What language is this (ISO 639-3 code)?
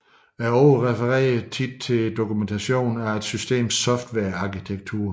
dan